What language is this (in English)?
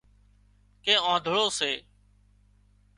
Wadiyara Koli